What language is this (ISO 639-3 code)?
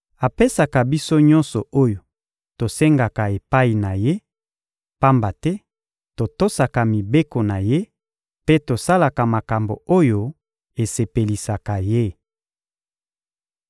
lin